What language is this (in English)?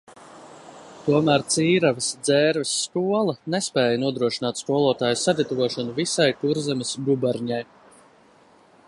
Latvian